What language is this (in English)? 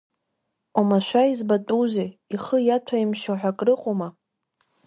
Abkhazian